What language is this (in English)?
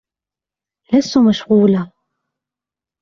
Arabic